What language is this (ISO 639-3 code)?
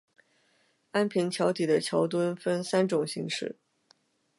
zho